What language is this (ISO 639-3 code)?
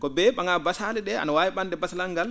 ful